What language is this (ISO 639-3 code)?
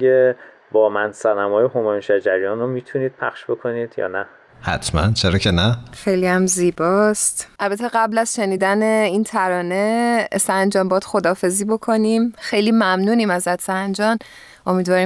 fas